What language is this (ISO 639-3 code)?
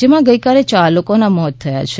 guj